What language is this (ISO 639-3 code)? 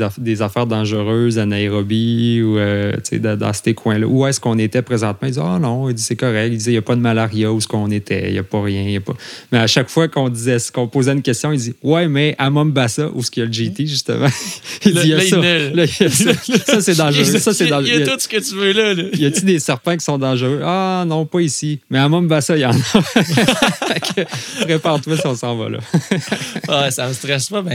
fra